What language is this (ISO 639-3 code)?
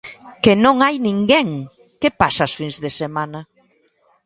glg